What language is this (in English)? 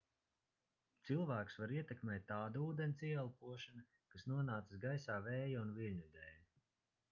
Latvian